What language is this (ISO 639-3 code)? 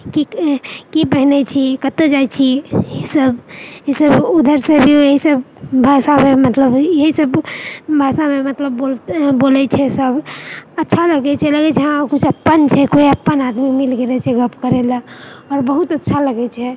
mai